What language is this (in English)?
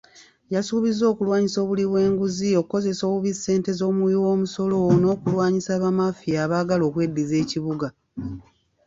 Ganda